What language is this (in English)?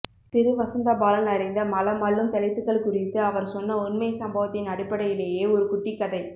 Tamil